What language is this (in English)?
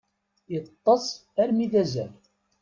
Kabyle